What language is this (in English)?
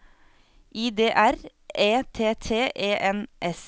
Norwegian